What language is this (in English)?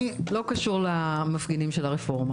Hebrew